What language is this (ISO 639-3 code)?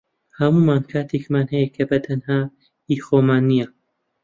ckb